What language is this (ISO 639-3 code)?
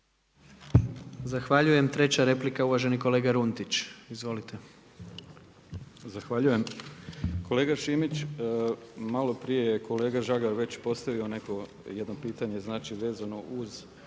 hrv